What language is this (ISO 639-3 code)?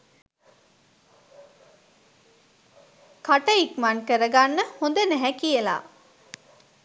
sin